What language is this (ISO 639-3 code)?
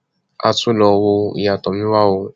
yor